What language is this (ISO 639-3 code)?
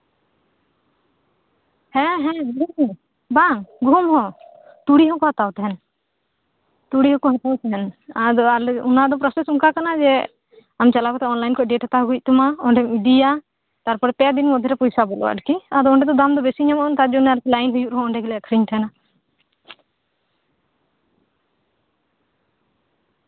sat